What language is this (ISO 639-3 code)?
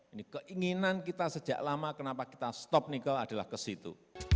ind